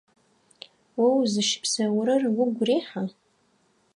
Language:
Adyghe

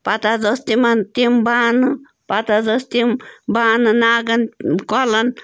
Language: Kashmiri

